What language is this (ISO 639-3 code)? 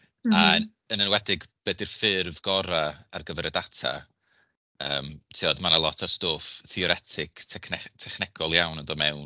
cym